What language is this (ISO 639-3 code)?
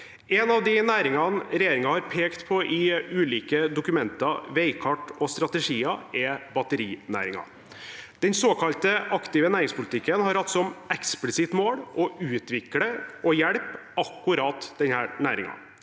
nor